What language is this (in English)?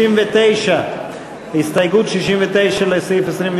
Hebrew